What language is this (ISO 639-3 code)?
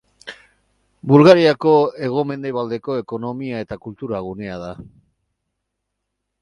eus